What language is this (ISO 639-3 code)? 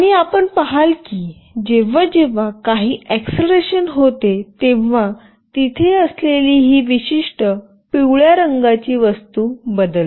mar